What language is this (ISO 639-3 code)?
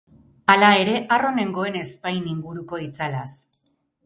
eus